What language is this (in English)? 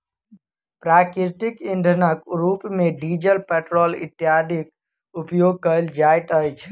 Maithili